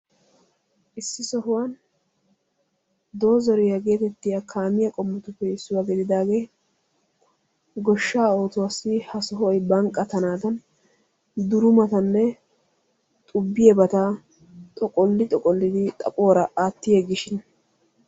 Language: Wolaytta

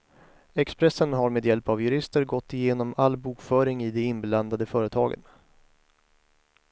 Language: Swedish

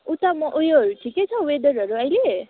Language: Nepali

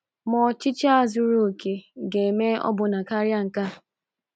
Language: Igbo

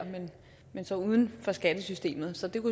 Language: Danish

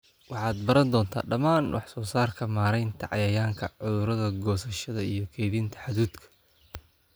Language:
Somali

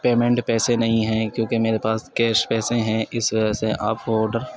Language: Urdu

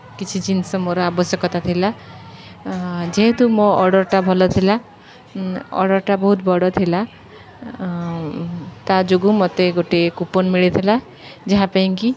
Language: Odia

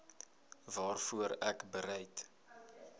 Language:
Afrikaans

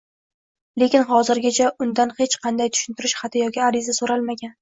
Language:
Uzbek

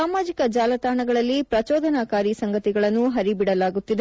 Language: Kannada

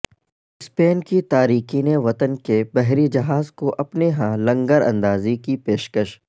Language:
Urdu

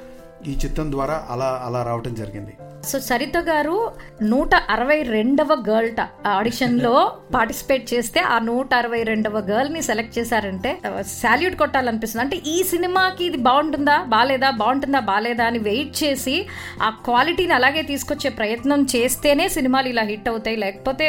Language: Telugu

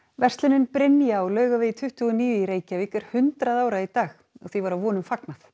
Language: Icelandic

